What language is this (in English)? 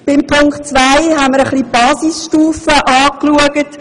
Swiss German